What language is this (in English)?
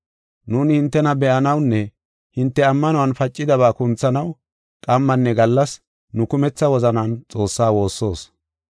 Gofa